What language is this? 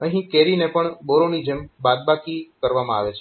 Gujarati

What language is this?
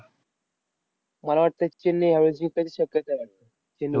Marathi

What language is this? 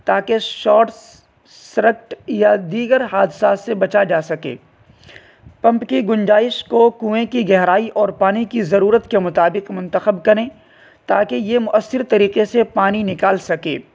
Urdu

